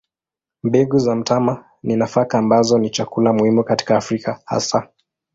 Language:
Swahili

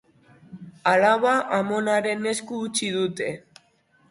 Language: Basque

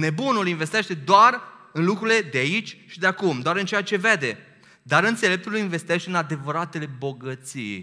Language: Romanian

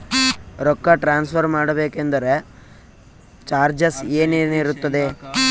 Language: Kannada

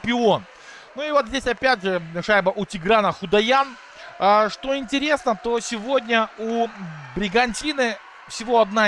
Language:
Russian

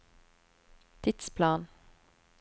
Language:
Norwegian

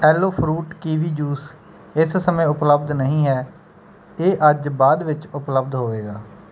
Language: Punjabi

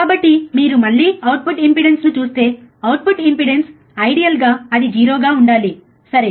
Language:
Telugu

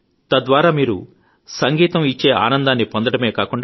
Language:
Telugu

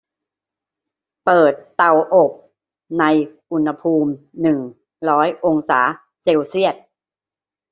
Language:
Thai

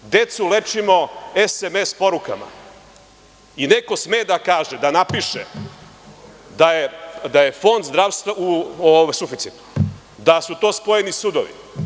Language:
Serbian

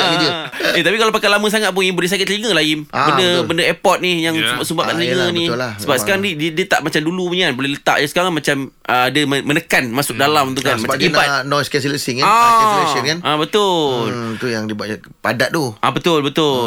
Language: Malay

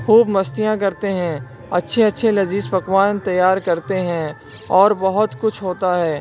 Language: Urdu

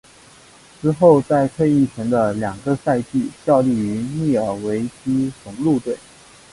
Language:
Chinese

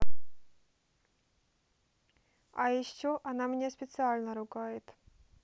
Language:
Russian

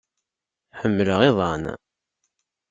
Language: Kabyle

